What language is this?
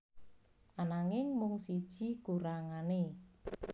Javanese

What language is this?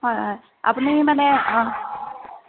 Assamese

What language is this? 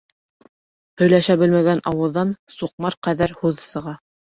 Bashkir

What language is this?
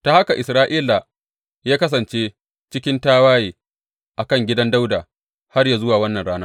Hausa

